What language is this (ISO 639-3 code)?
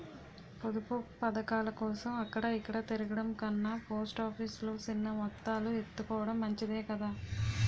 tel